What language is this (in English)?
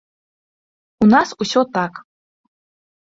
Belarusian